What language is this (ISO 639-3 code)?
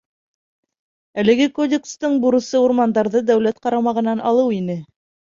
bak